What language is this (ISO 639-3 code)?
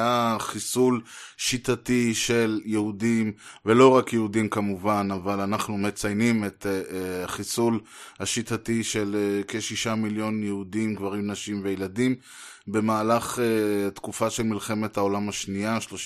heb